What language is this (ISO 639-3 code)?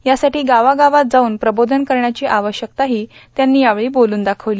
mar